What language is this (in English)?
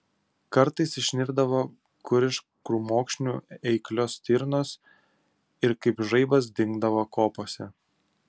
Lithuanian